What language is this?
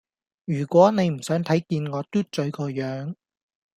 Cantonese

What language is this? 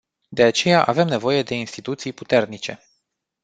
Romanian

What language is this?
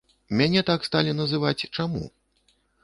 Belarusian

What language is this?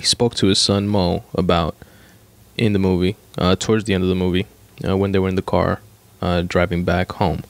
English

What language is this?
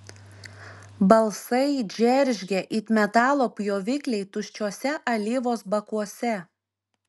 Lithuanian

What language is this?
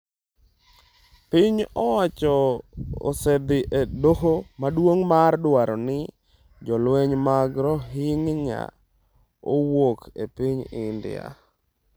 Luo (Kenya and Tanzania)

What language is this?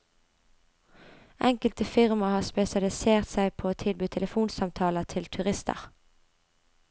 Norwegian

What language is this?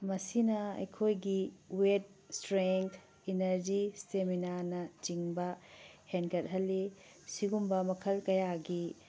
Manipuri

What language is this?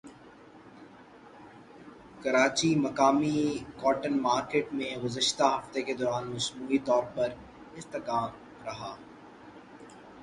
Urdu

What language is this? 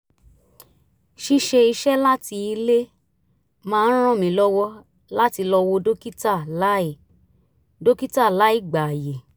Yoruba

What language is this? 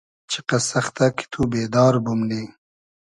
Hazaragi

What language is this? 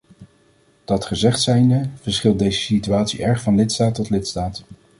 Dutch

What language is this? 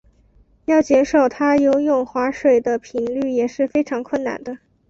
Chinese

